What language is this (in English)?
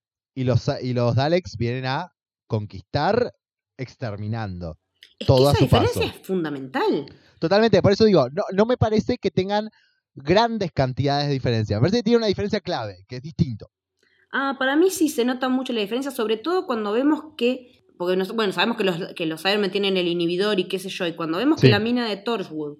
Spanish